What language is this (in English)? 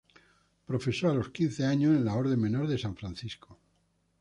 Spanish